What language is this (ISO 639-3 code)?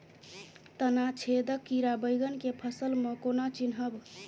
mai